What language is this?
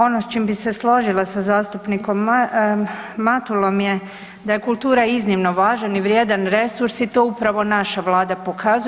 Croatian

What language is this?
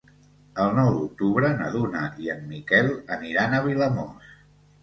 Catalan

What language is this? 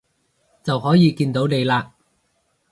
Cantonese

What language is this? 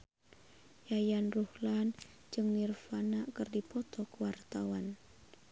Sundanese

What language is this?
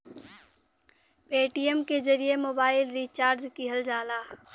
Bhojpuri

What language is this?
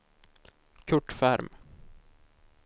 Swedish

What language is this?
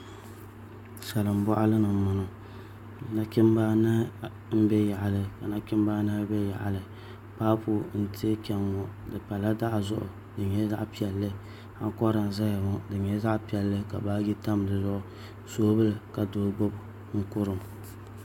Dagbani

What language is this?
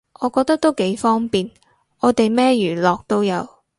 Cantonese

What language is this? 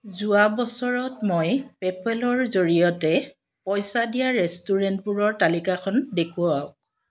Assamese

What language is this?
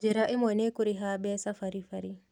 Kikuyu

